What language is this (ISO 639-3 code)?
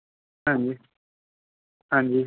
pan